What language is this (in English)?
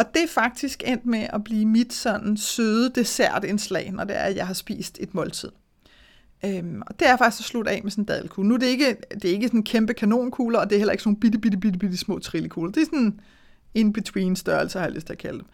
Danish